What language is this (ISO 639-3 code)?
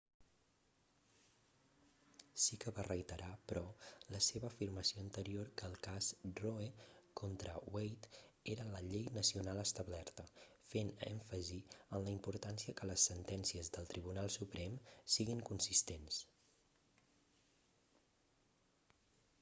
cat